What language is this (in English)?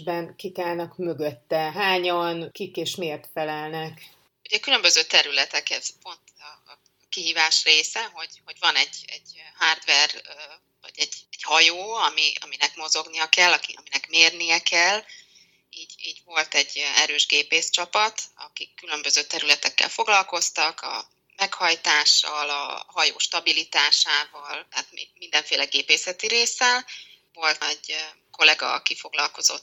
Hungarian